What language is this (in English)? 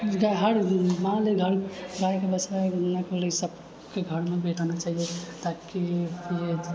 Maithili